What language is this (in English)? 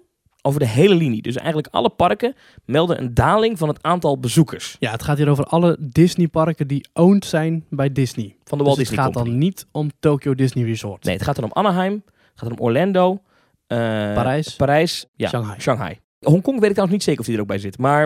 Dutch